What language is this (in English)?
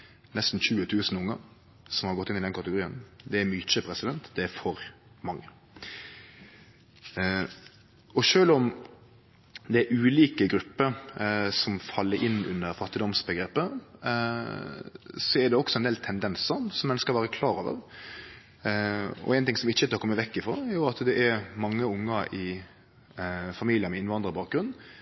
Norwegian Nynorsk